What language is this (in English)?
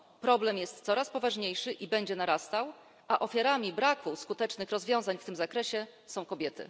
Polish